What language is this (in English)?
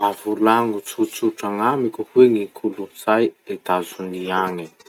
Masikoro Malagasy